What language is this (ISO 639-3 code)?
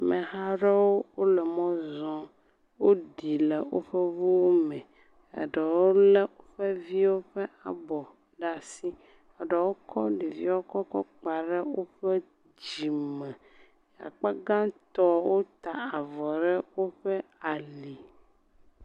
ewe